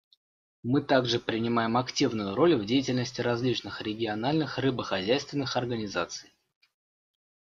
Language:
Russian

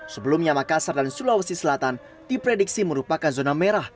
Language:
Indonesian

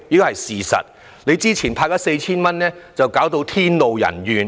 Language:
Cantonese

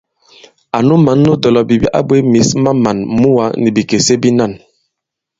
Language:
Bankon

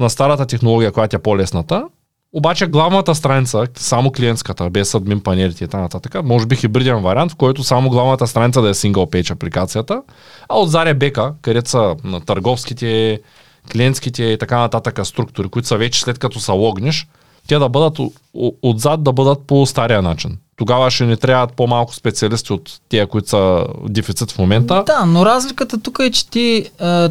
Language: Bulgarian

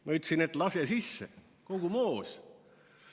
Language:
Estonian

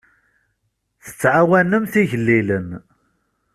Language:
Kabyle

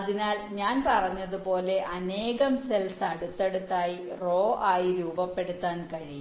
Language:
Malayalam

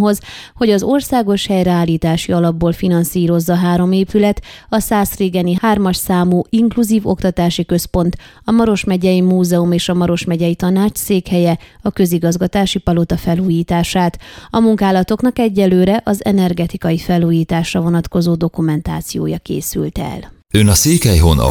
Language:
Hungarian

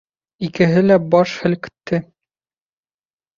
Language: Bashkir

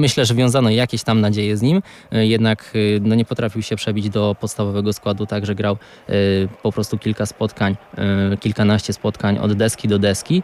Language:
Polish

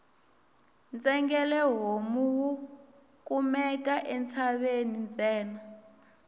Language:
Tsonga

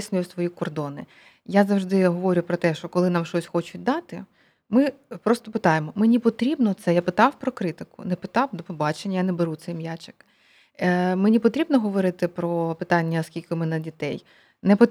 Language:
Ukrainian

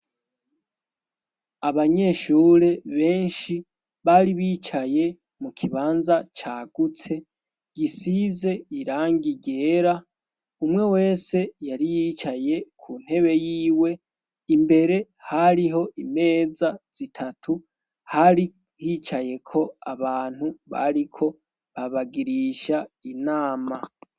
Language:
Rundi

